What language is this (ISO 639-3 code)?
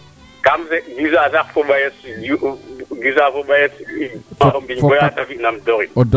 srr